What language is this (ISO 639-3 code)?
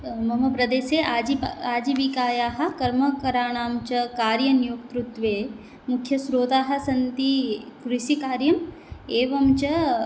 san